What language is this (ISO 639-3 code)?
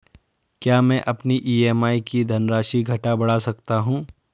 hin